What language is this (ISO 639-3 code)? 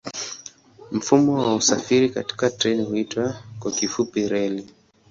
swa